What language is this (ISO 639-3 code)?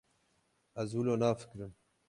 kur